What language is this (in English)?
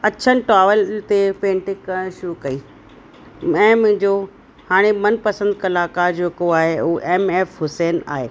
Sindhi